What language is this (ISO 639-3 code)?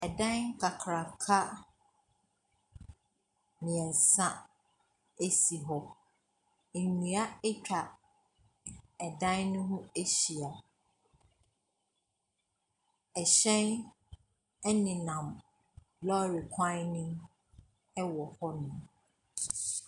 aka